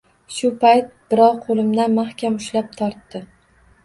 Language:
Uzbek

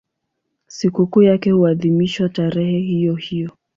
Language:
Swahili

